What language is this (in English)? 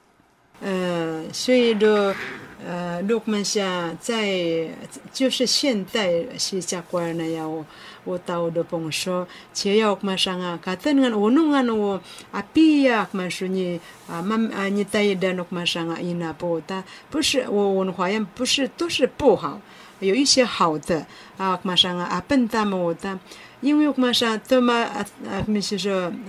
Chinese